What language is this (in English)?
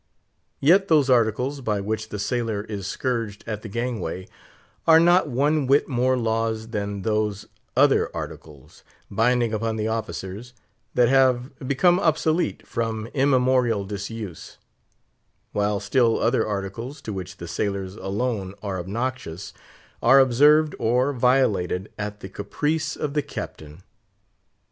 English